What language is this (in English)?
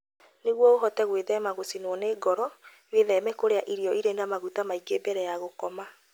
Kikuyu